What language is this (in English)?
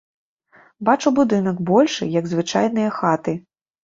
Belarusian